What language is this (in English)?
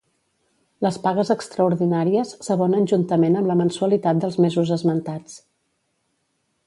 Catalan